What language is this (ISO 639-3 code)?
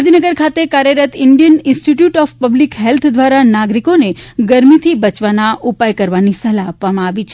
guj